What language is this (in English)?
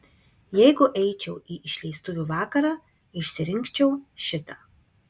Lithuanian